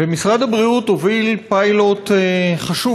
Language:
Hebrew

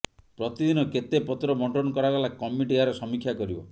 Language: Odia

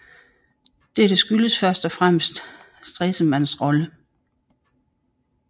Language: Danish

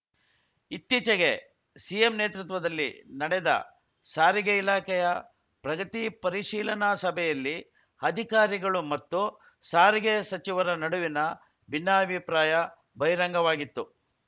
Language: Kannada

